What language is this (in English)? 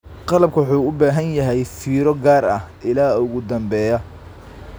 Somali